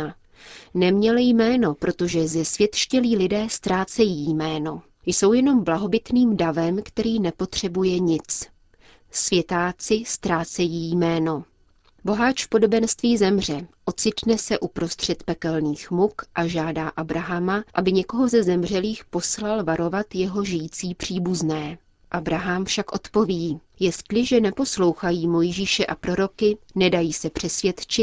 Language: Czech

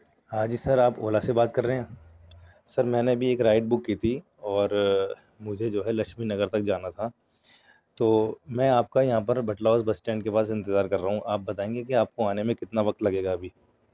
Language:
Urdu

